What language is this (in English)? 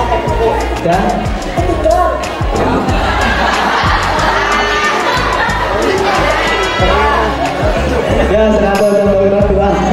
Indonesian